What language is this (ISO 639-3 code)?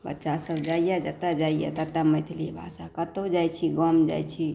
mai